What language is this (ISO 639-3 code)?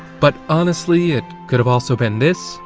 eng